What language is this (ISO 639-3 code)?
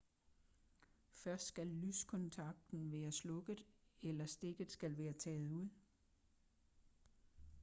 dan